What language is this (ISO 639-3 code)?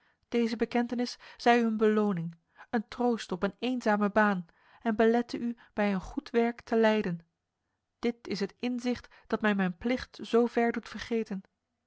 nld